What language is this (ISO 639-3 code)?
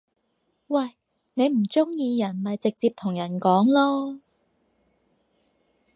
yue